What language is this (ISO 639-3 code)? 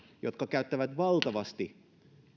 fin